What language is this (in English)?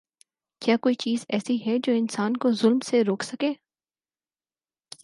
Urdu